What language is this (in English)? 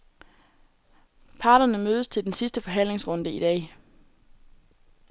Danish